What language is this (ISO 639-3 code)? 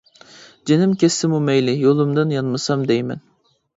uig